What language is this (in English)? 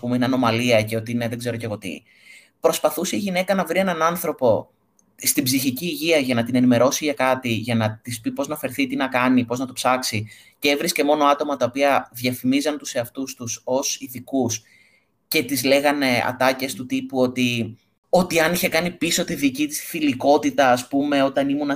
Greek